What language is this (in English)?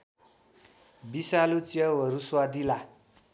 Nepali